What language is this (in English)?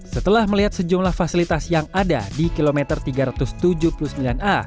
Indonesian